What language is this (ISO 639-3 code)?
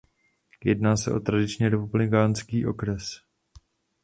ces